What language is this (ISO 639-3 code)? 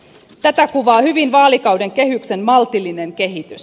fin